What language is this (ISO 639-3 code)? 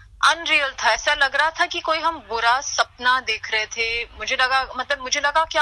hin